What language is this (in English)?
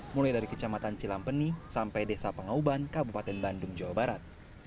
Indonesian